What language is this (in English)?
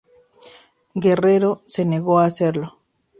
Spanish